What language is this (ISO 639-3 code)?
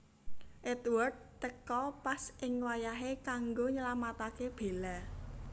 jav